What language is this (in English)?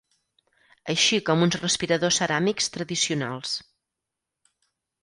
Catalan